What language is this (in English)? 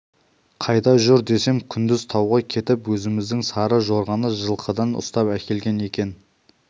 Kazakh